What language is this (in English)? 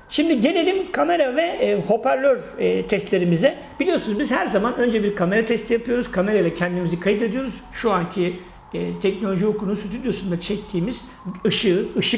Turkish